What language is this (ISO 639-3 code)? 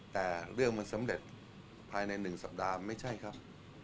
tha